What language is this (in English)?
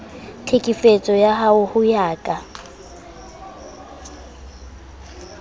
Southern Sotho